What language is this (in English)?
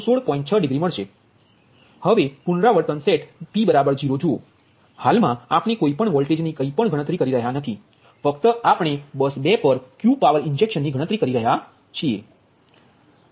Gujarati